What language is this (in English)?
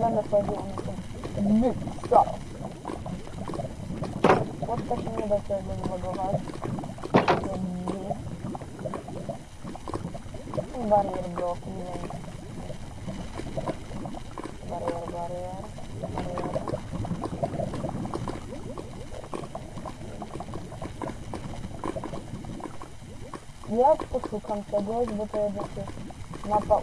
Polish